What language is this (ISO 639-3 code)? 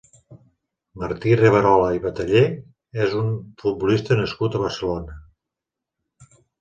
cat